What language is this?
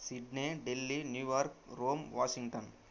Telugu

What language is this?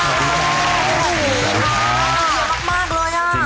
Thai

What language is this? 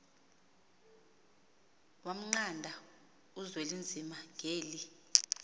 Xhosa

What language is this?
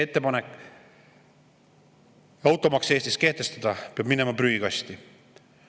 Estonian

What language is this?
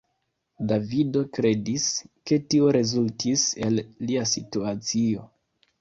Esperanto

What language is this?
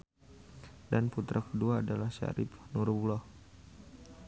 Sundanese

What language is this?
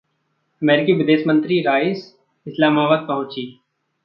Hindi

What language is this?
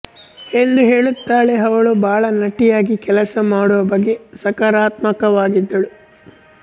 Kannada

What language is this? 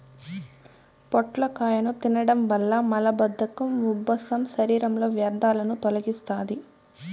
Telugu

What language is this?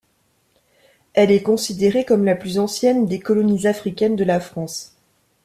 French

